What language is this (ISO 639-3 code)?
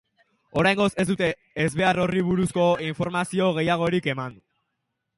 eus